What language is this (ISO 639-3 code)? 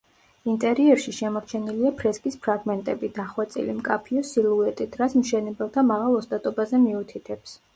kat